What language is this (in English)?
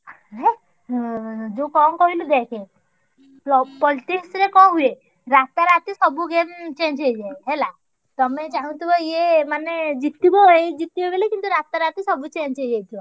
Odia